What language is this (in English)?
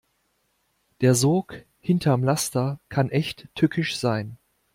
German